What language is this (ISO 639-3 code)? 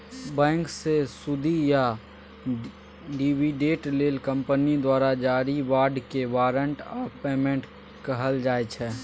mai